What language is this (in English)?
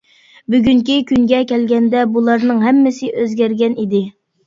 Uyghur